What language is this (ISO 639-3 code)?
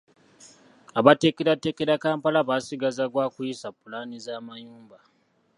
lug